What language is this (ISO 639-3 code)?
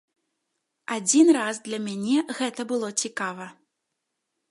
bel